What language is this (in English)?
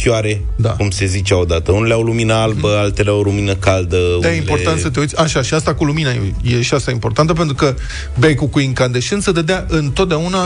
Romanian